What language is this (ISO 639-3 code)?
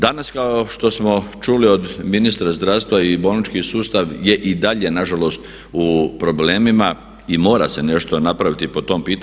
hrv